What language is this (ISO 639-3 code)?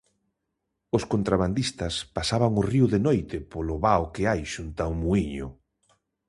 glg